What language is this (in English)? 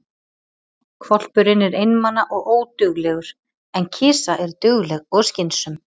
Icelandic